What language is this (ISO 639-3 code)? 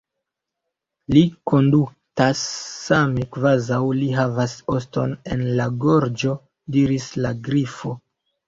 epo